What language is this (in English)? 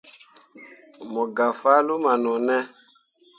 Mundang